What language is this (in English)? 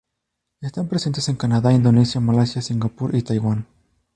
Spanish